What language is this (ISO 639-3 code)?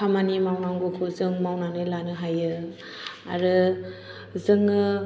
brx